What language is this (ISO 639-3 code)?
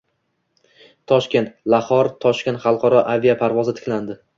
uzb